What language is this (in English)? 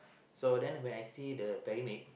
English